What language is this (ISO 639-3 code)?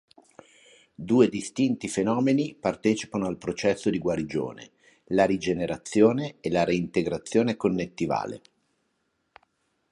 ita